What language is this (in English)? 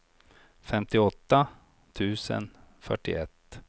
Swedish